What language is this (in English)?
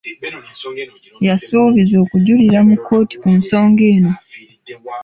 Ganda